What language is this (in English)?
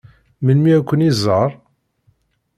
Kabyle